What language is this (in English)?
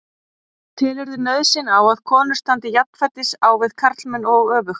Icelandic